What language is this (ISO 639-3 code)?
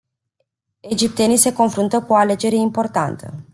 ron